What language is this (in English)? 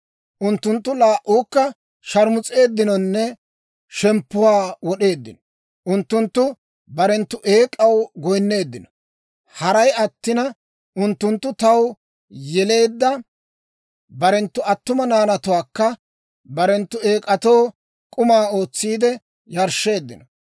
Dawro